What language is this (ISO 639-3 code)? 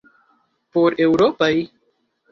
epo